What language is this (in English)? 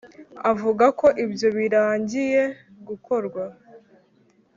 Kinyarwanda